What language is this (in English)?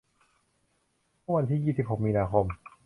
Thai